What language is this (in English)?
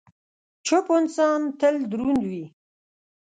Pashto